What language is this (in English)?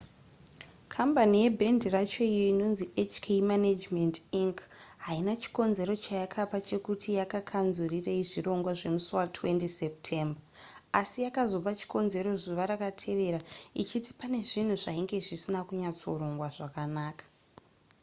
Shona